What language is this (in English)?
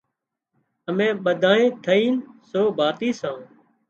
Wadiyara Koli